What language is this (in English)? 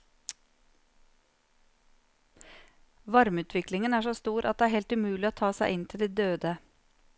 Norwegian